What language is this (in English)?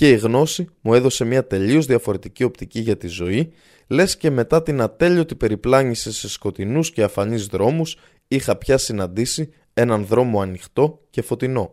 Greek